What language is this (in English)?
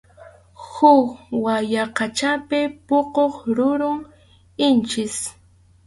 Arequipa-La Unión Quechua